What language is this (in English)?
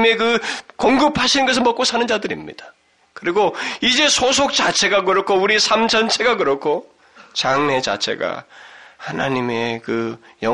Korean